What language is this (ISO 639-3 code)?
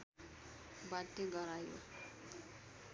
nep